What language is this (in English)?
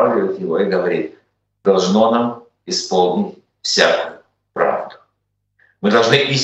Russian